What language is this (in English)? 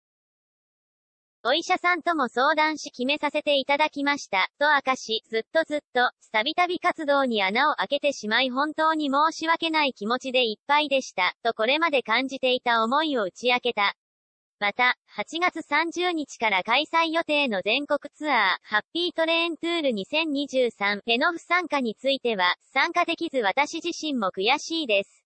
Japanese